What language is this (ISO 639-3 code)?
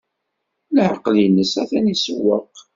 kab